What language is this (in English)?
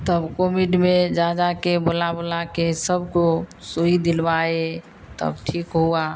Hindi